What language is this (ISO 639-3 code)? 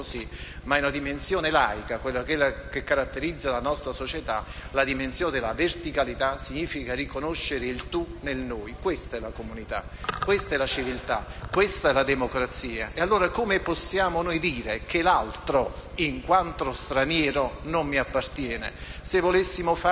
ita